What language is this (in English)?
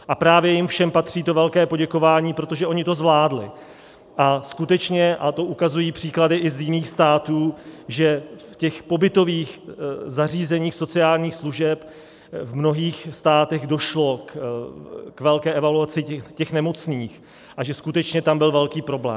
Czech